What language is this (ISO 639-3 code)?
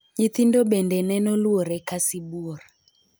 luo